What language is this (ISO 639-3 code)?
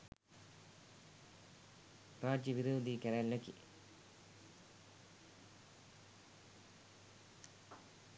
sin